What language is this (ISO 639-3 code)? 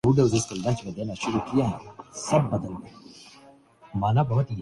urd